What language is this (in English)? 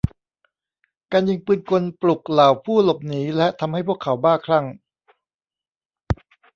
Thai